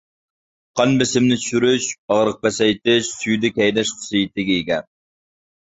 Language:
Uyghur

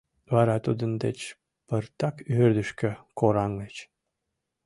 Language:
Mari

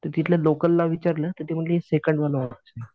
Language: Marathi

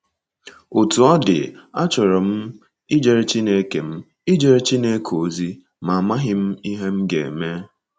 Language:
Igbo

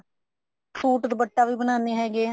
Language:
Punjabi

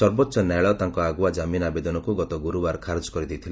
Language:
Odia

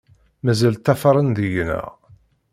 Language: Kabyle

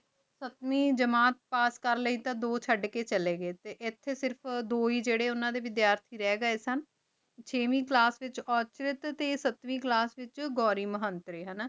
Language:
Punjabi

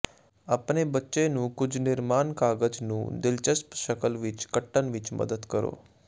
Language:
Punjabi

